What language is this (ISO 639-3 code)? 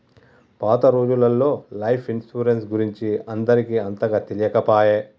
tel